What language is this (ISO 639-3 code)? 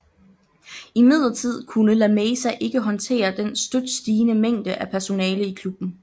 dan